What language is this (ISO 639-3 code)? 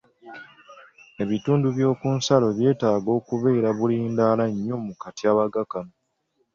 lug